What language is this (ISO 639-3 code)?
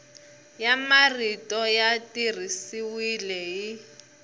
tso